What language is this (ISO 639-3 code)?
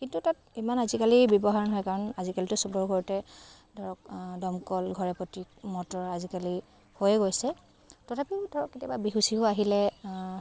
asm